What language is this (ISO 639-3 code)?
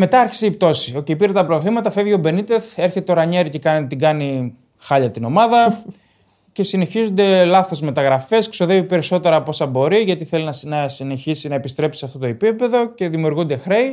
ell